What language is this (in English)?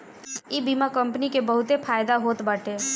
Bhojpuri